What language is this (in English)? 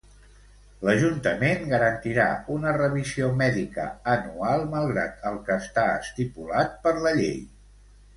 Catalan